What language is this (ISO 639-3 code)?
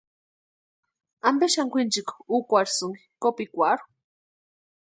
pua